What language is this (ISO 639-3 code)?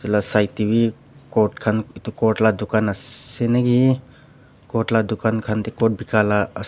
nag